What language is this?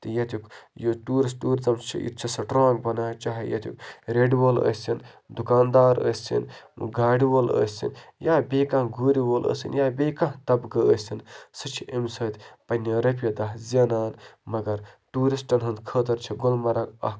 Kashmiri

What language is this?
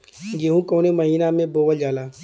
Bhojpuri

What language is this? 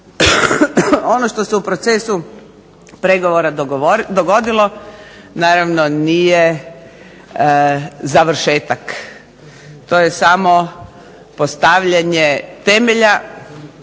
Croatian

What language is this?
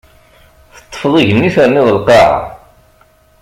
Kabyle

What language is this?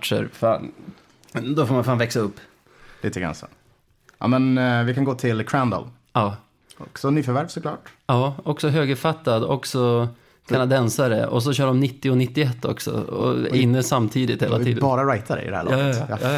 Swedish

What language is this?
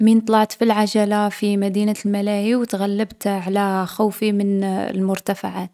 Algerian Arabic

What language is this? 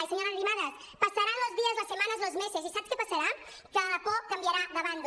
Catalan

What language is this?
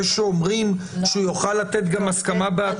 Hebrew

